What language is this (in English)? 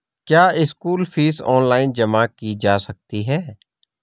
Hindi